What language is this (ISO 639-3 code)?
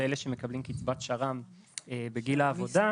heb